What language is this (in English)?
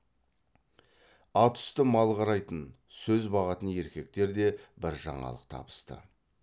Kazakh